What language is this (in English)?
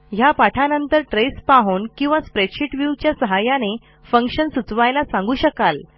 Marathi